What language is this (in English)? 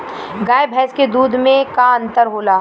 Bhojpuri